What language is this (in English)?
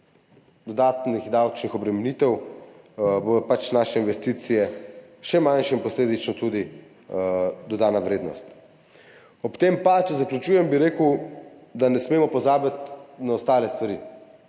Slovenian